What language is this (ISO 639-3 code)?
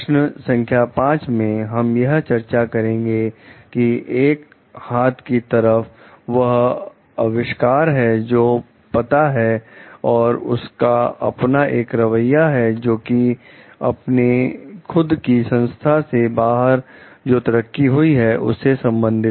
hin